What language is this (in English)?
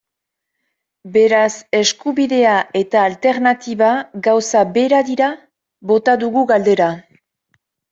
Basque